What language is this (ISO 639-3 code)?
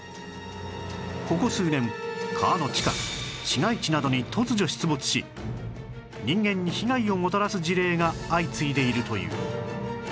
jpn